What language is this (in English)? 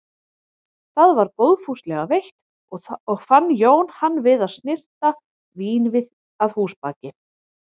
Icelandic